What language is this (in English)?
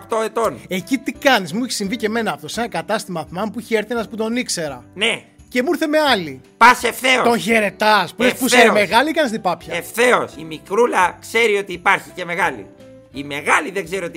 Greek